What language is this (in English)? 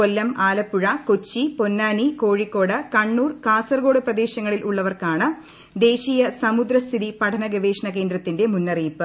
Malayalam